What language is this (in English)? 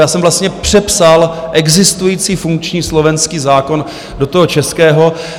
Czech